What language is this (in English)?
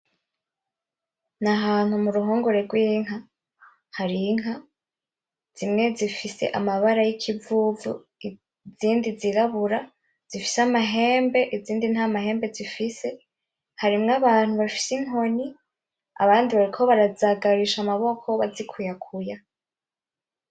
Rundi